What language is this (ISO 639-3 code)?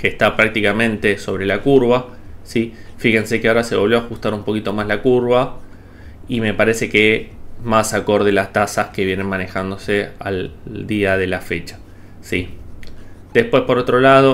spa